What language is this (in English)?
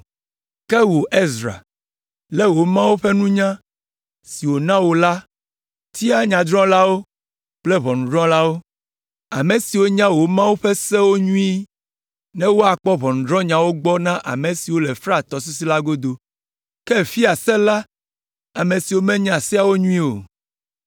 Ewe